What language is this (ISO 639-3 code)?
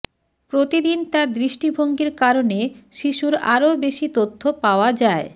ben